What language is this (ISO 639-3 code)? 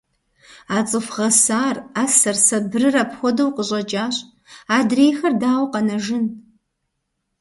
kbd